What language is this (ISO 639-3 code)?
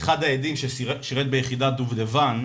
heb